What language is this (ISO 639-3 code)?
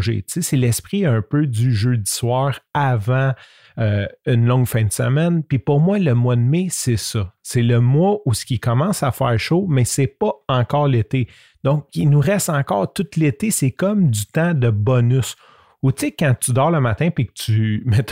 fra